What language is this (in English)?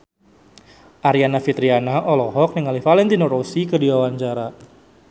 Sundanese